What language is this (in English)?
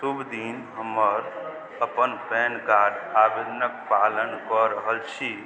Maithili